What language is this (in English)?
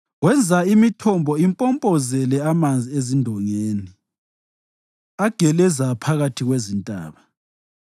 North Ndebele